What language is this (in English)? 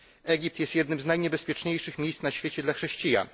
Polish